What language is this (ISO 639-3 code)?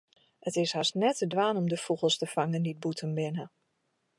fry